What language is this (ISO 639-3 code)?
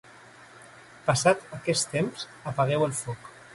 cat